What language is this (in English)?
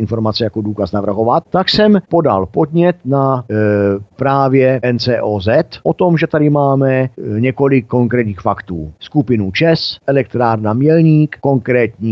Czech